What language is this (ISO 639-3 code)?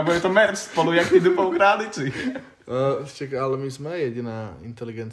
slk